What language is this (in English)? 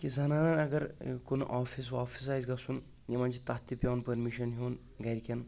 Kashmiri